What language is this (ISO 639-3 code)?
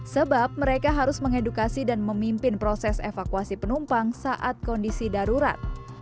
ind